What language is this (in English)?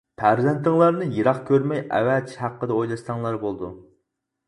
Uyghur